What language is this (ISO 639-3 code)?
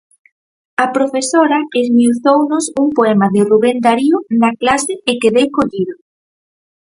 glg